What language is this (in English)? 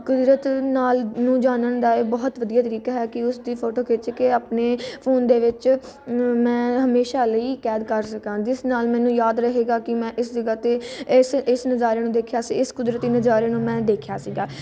Punjabi